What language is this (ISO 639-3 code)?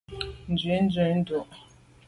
byv